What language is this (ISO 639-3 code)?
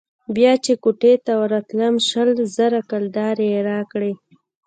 pus